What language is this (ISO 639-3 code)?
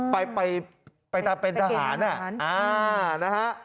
tha